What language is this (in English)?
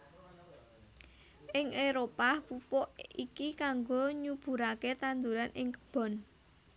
Javanese